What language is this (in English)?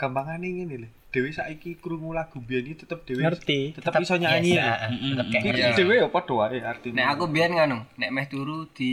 Indonesian